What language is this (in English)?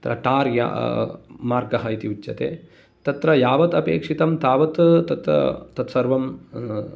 Sanskrit